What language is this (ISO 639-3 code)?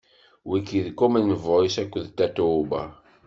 kab